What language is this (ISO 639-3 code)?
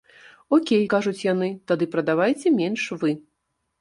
bel